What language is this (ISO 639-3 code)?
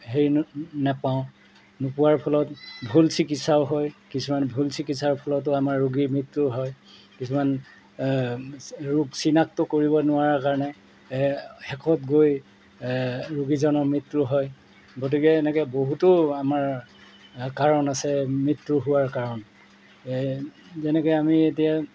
asm